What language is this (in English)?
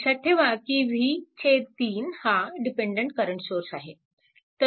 Marathi